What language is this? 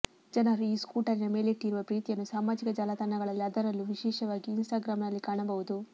Kannada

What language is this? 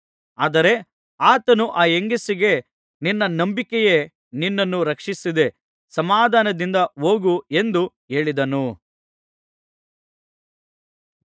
Kannada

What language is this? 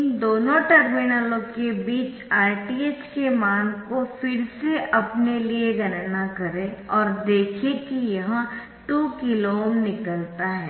Hindi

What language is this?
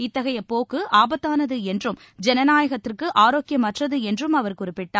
Tamil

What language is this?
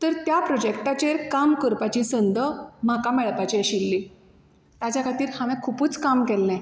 Konkani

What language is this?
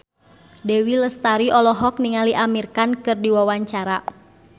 Sundanese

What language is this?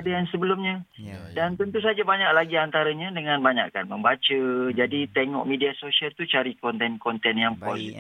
Malay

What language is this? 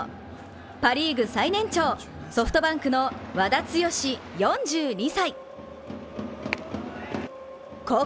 Japanese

